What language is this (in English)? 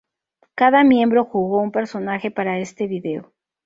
Spanish